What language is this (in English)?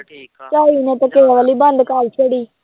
Punjabi